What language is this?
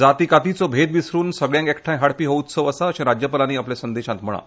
Konkani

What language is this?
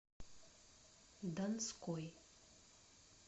Russian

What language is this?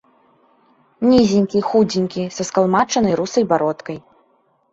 Belarusian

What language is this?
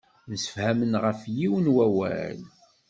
Kabyle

